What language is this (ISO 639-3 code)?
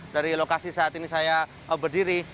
ind